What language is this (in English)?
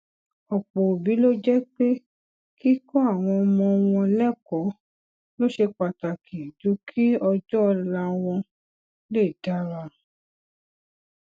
Yoruba